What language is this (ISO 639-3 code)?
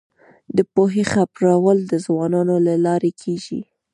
pus